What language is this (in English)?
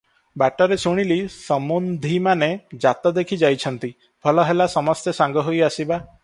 Odia